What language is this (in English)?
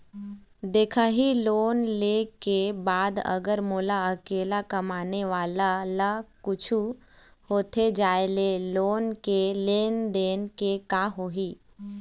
Chhattisgarhi